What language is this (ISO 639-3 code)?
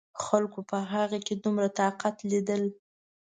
pus